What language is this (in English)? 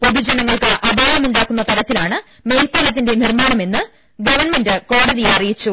Malayalam